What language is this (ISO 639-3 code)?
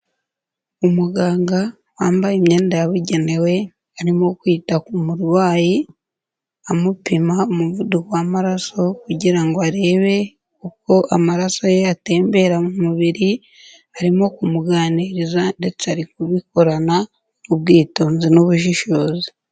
kin